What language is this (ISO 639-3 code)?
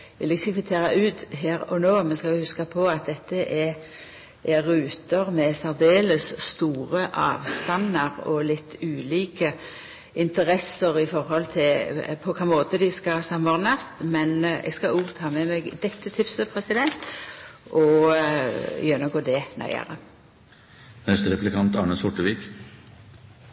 nno